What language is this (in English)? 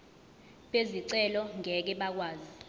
Zulu